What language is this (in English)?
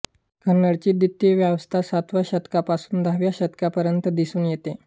Marathi